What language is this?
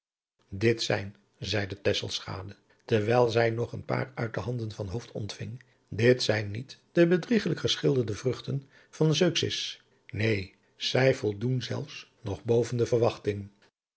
Dutch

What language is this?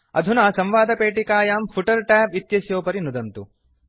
Sanskrit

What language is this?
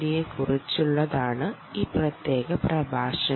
Malayalam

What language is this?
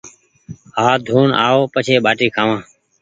Goaria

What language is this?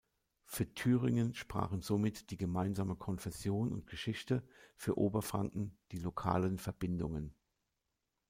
German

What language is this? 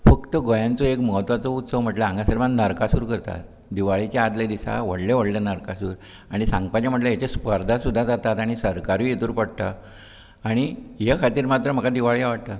Konkani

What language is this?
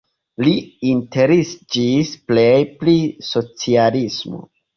Esperanto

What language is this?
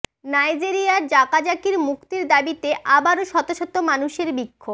Bangla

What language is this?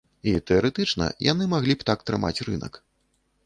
Belarusian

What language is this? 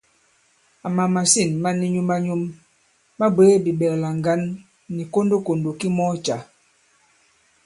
Bankon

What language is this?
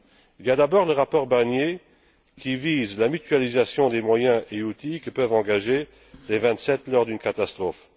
French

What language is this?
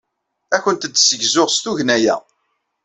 Kabyle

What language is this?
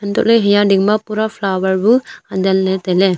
Wancho Naga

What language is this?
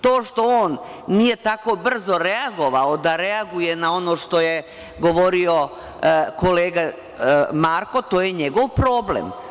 Serbian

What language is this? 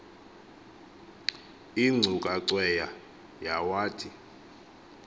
Xhosa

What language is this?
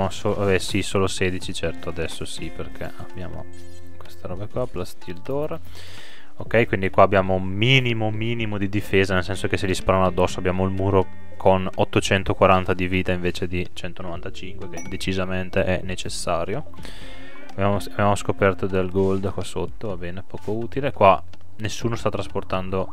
Italian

